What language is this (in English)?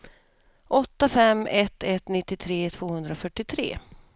Swedish